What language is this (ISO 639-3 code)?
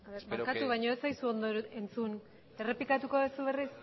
eus